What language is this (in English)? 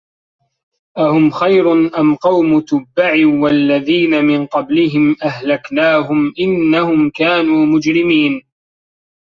Arabic